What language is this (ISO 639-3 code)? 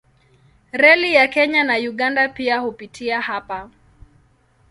swa